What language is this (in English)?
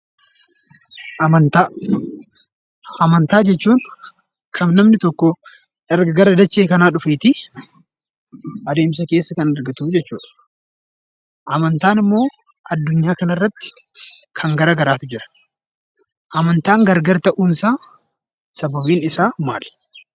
Oromo